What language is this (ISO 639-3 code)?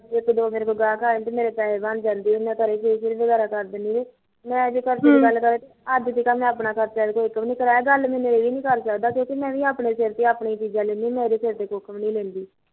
pan